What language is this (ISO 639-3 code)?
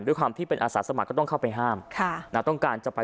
tha